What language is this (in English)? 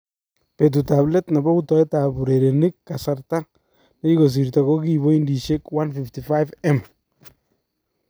Kalenjin